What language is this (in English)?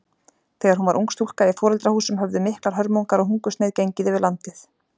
Icelandic